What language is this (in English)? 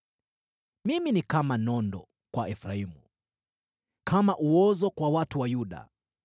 Swahili